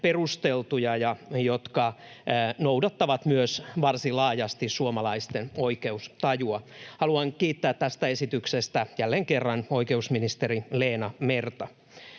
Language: Finnish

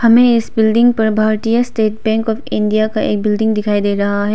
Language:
Hindi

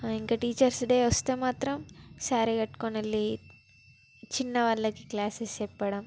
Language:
Telugu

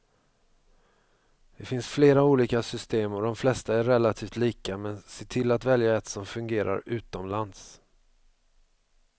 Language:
Swedish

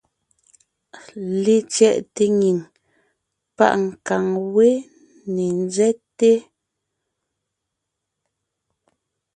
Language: Ngiemboon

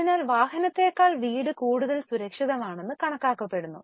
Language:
Malayalam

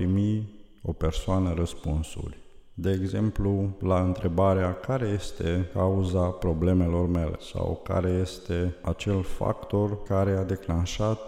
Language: Romanian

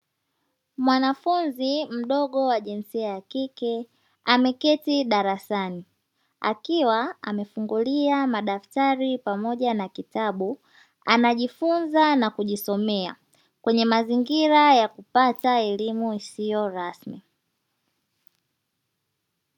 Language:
Swahili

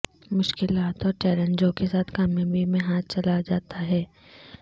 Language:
Urdu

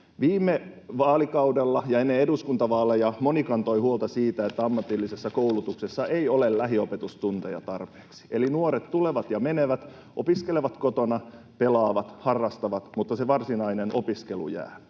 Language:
Finnish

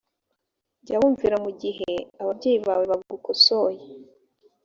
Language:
Kinyarwanda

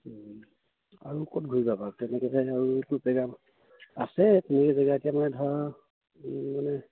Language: Assamese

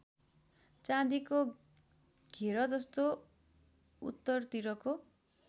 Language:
Nepali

